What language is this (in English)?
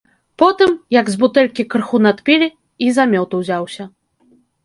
Belarusian